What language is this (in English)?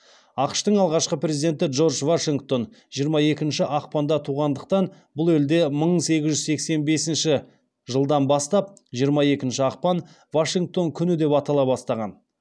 Kazakh